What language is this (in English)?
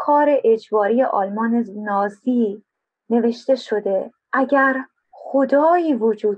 Persian